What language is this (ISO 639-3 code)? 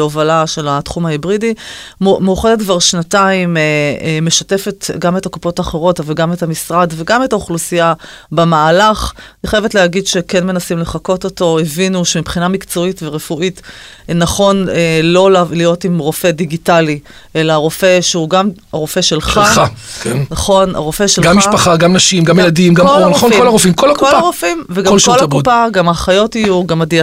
heb